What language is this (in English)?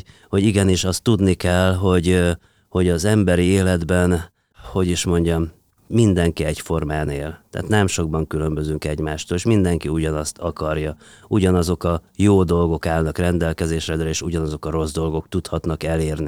Hungarian